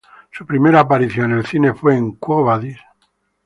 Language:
Spanish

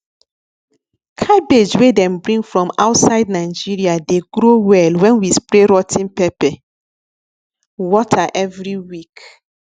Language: Nigerian Pidgin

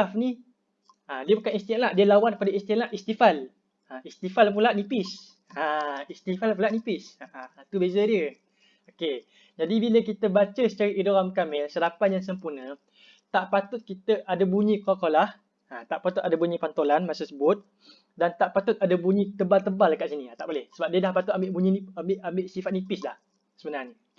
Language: Malay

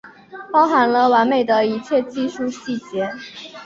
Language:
Chinese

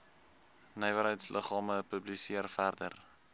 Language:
Afrikaans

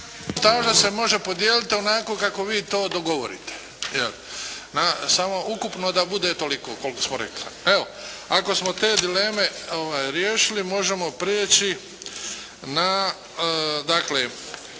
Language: Croatian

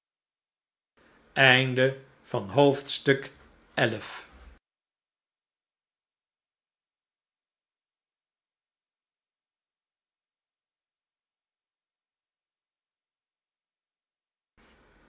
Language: Dutch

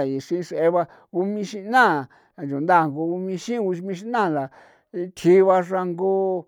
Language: San Felipe Otlaltepec Popoloca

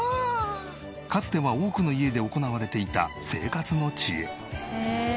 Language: Japanese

